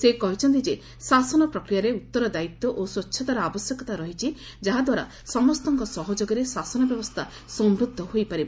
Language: Odia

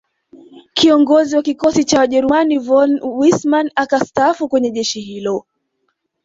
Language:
Swahili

